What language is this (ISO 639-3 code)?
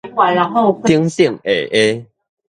nan